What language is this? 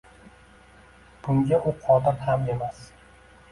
Uzbek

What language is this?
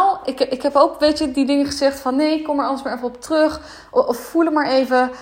Dutch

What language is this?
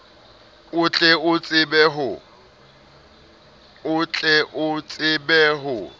Southern Sotho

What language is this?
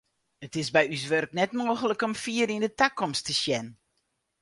Western Frisian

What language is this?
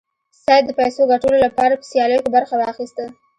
Pashto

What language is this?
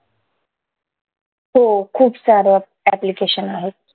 Marathi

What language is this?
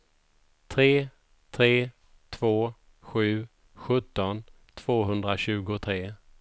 Swedish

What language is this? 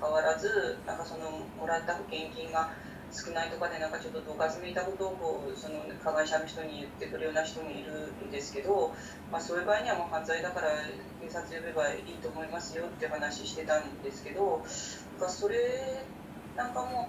Japanese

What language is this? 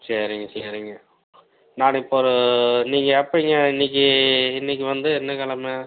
Tamil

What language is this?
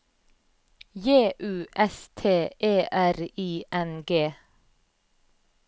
Norwegian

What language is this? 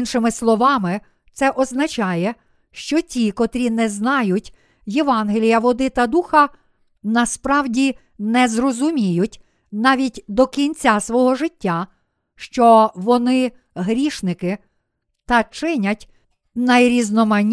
Ukrainian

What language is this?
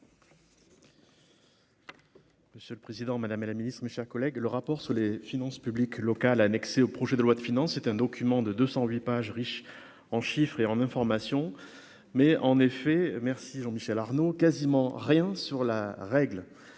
French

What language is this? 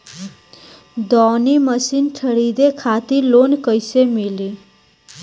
Bhojpuri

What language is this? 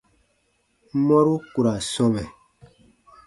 Baatonum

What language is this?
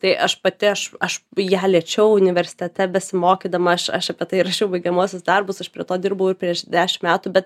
Lithuanian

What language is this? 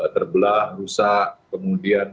Indonesian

